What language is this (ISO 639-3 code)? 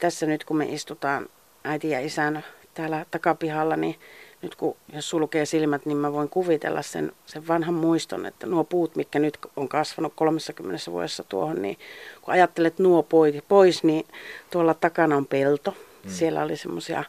fin